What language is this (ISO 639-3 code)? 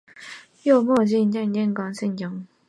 zho